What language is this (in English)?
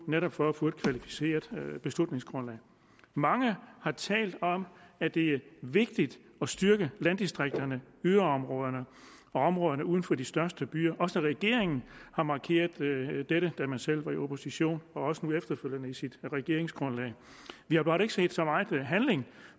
Danish